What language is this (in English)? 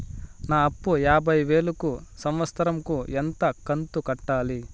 Telugu